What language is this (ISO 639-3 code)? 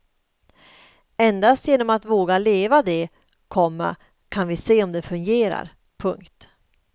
swe